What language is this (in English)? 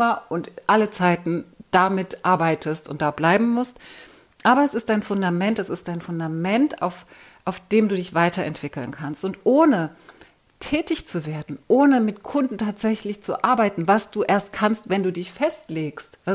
German